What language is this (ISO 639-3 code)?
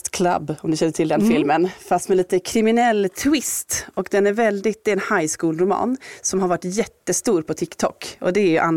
swe